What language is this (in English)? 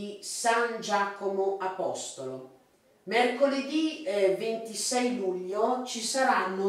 Italian